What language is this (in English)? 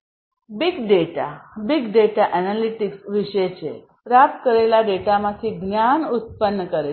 Gujarati